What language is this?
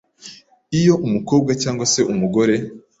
Kinyarwanda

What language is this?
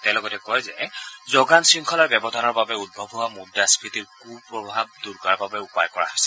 Assamese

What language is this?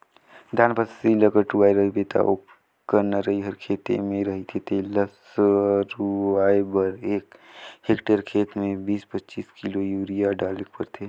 Chhattisgarhi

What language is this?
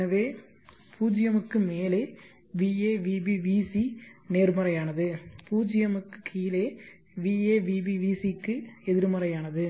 Tamil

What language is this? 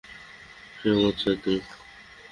Bangla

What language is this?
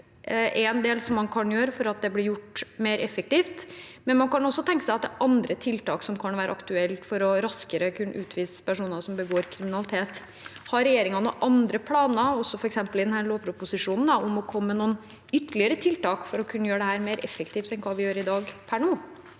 Norwegian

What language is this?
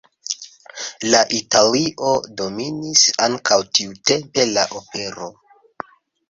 Esperanto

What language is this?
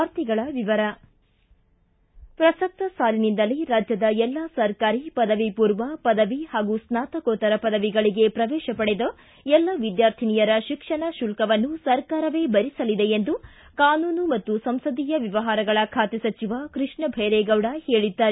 Kannada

